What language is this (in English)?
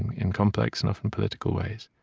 English